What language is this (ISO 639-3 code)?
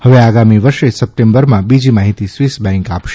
guj